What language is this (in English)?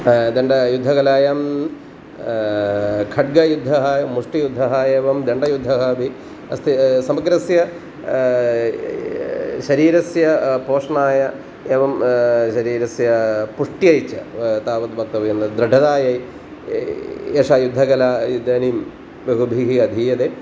Sanskrit